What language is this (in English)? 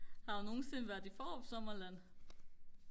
Danish